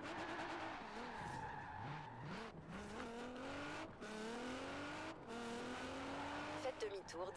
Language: French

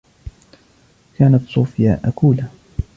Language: Arabic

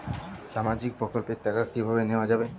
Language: Bangla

